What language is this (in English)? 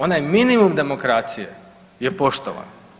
Croatian